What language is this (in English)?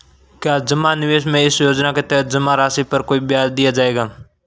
Hindi